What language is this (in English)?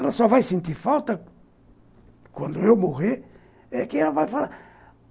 Portuguese